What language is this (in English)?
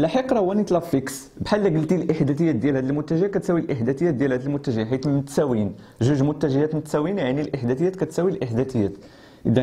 Arabic